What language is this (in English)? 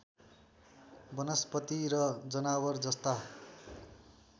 Nepali